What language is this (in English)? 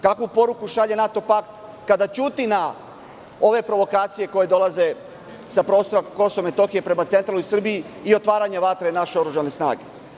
Serbian